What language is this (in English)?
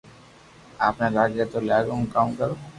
Loarki